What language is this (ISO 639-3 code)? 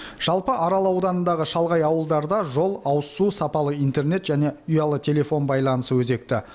kaz